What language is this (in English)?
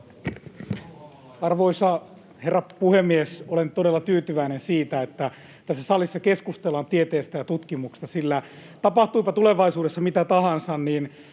Finnish